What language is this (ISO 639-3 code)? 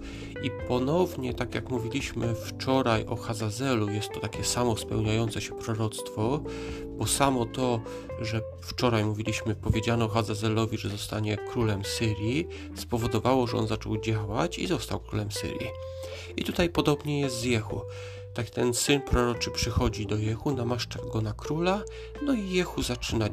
pol